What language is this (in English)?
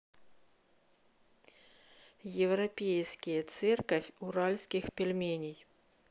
Russian